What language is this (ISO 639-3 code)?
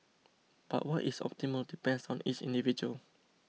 eng